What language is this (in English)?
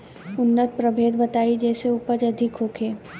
Bhojpuri